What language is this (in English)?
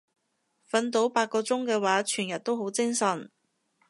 Cantonese